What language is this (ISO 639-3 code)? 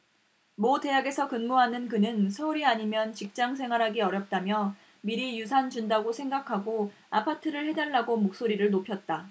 kor